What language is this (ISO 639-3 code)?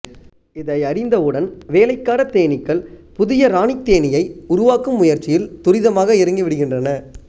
tam